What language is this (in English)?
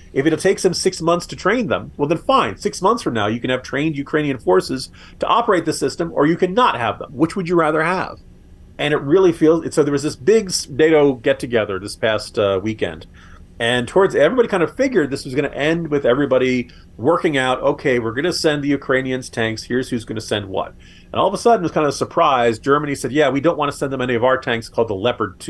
English